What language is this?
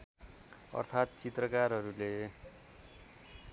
Nepali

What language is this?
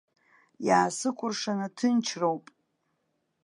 Abkhazian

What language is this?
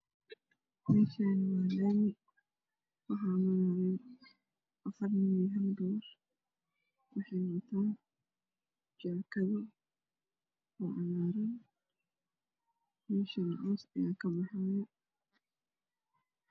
Somali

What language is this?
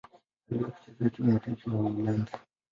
Swahili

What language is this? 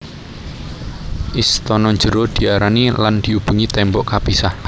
Javanese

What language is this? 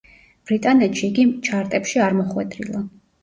Georgian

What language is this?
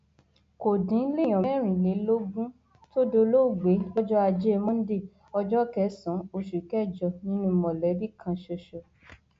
Yoruba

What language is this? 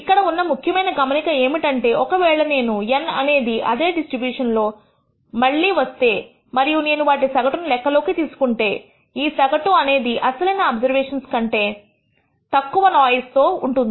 Telugu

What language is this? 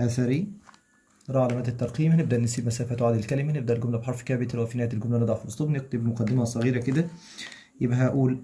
Arabic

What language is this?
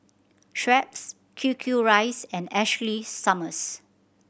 English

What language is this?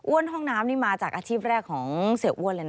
Thai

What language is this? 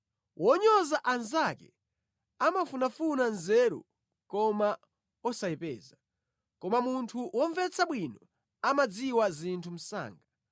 Nyanja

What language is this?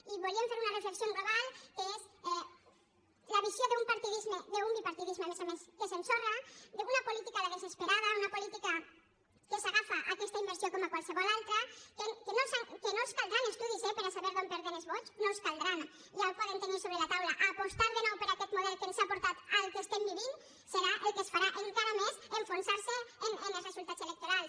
Catalan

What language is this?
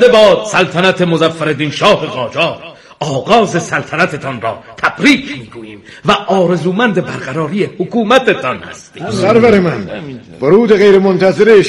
Persian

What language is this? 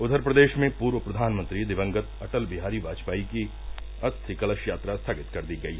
Hindi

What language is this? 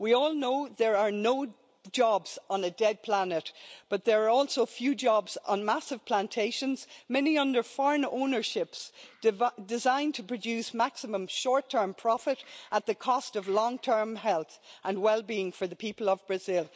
English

